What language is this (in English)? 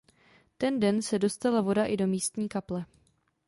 Czech